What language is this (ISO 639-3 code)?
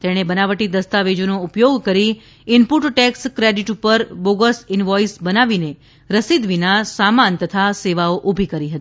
guj